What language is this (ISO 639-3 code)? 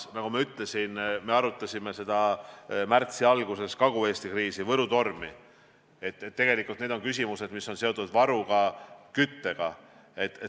est